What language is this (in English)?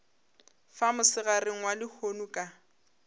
Northern Sotho